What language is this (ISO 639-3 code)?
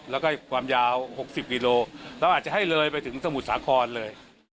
tha